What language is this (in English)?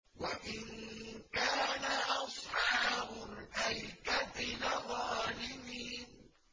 Arabic